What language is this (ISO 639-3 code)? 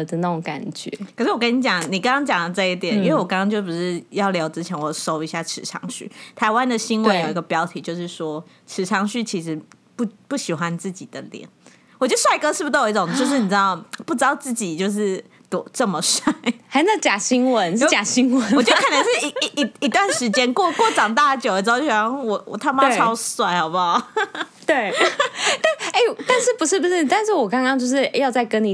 zho